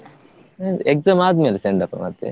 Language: Kannada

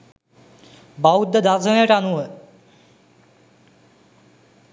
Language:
Sinhala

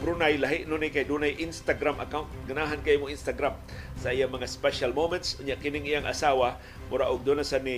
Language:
Filipino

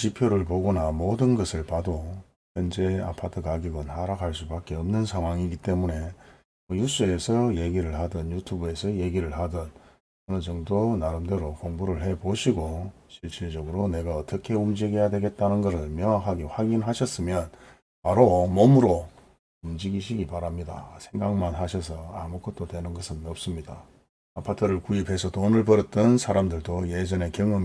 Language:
Korean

